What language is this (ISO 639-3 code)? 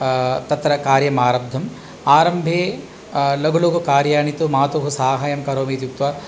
san